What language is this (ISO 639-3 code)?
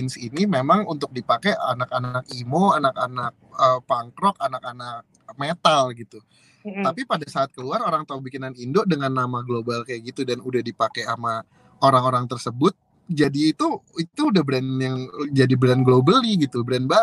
ind